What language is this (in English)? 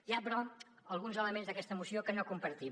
Catalan